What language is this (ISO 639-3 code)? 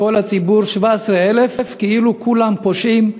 heb